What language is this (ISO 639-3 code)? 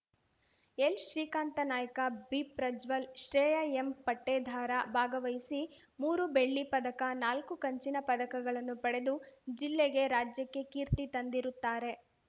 kan